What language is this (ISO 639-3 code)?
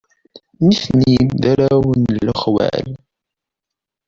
kab